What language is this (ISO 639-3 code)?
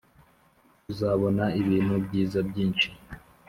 kin